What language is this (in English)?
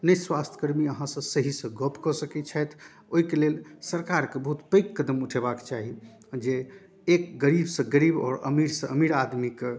Maithili